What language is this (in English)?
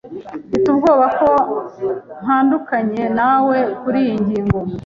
Kinyarwanda